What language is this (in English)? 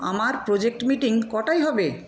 Bangla